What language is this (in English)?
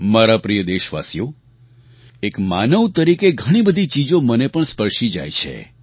Gujarati